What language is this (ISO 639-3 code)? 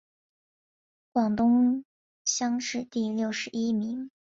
zho